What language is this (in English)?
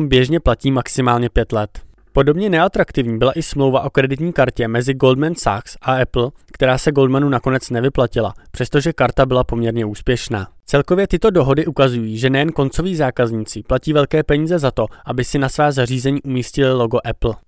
Czech